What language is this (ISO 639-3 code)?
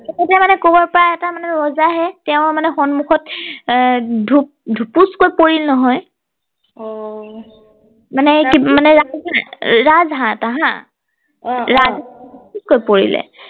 asm